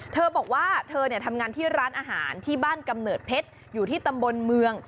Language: Thai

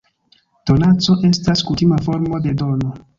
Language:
Esperanto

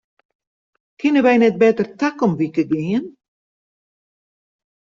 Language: Western Frisian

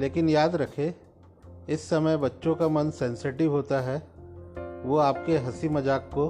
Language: Hindi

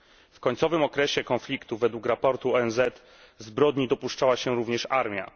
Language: Polish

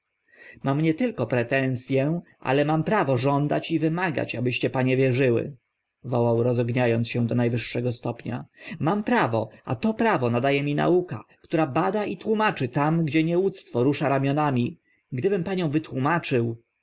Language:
Polish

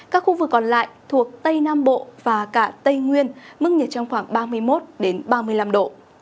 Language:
Vietnamese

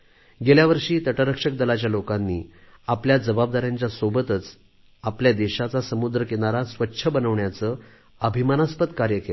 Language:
Marathi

